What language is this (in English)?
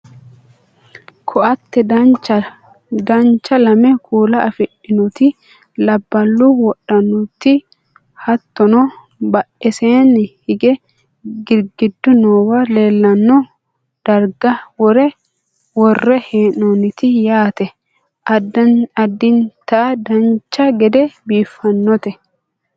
Sidamo